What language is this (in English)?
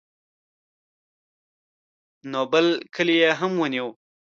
Pashto